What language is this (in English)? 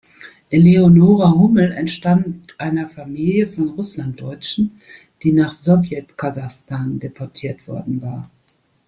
German